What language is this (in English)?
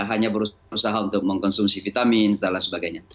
Indonesian